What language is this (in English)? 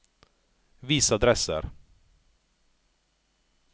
Norwegian